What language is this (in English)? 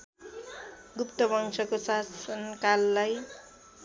Nepali